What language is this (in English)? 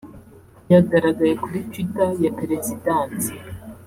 Kinyarwanda